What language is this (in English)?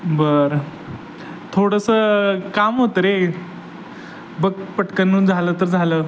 Marathi